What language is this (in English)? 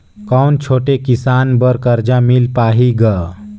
Chhattisgarhi